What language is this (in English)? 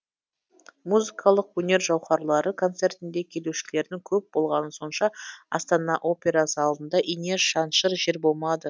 Kazakh